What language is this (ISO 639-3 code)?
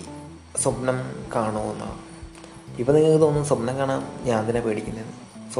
mal